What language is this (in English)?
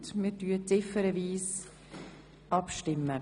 Swiss German